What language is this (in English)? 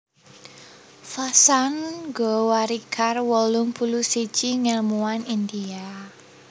Javanese